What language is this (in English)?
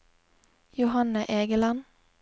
Norwegian